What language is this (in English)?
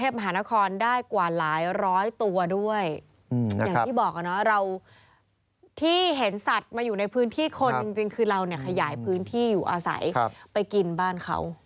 Thai